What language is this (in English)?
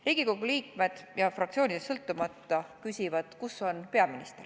Estonian